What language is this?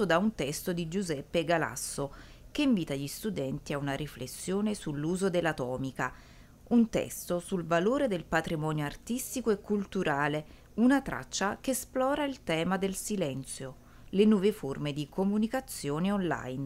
Italian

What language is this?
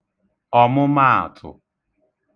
Igbo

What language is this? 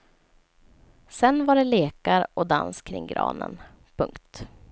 Swedish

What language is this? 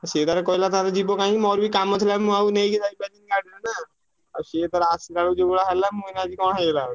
Odia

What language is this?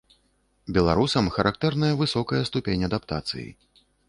Belarusian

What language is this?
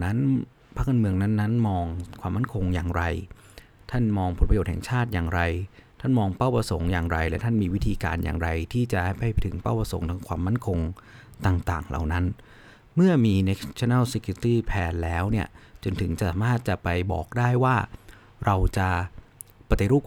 Thai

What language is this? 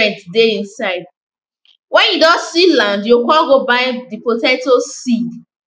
Nigerian Pidgin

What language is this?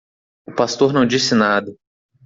Portuguese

